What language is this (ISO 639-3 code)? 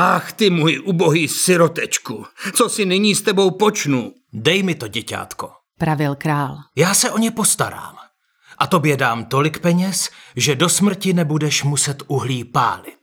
ces